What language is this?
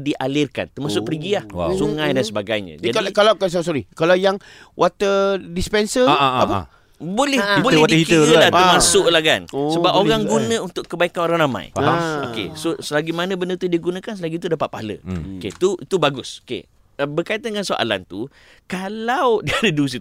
Malay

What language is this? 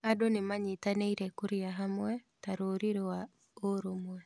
Kikuyu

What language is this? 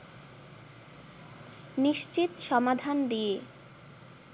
Bangla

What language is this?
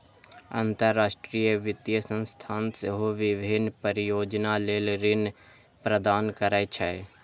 Maithili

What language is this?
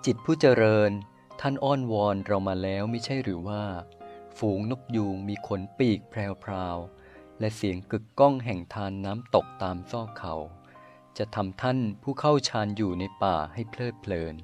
Thai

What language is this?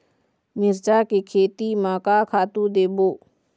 Chhattisgarhi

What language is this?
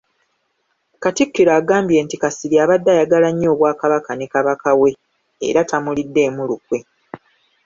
Ganda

